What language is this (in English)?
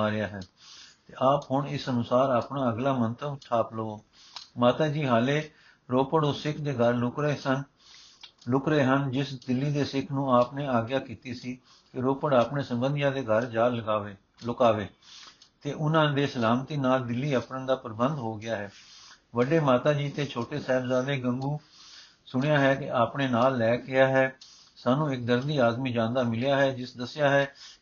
Punjabi